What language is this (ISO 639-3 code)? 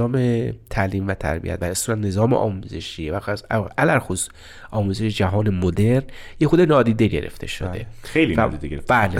fas